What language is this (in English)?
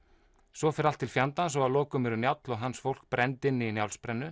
Icelandic